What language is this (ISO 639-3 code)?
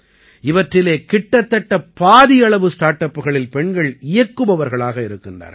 tam